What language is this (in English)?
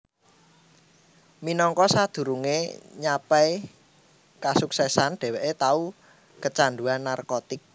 Javanese